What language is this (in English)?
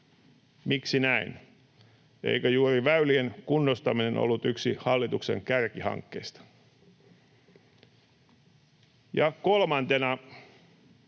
Finnish